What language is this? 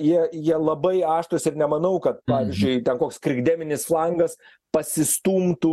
Lithuanian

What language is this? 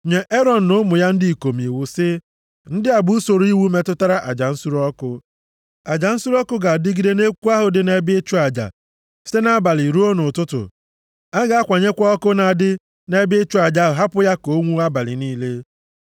Igbo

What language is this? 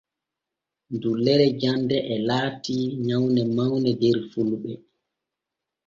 Borgu Fulfulde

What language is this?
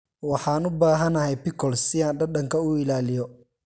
Somali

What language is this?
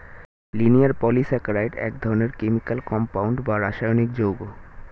Bangla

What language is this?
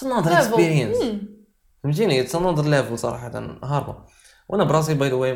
Arabic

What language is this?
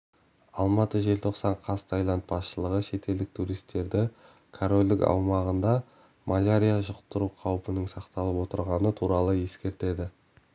Kazakh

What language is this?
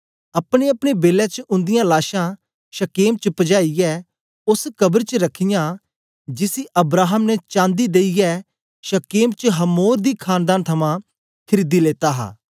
Dogri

